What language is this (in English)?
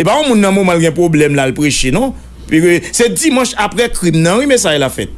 French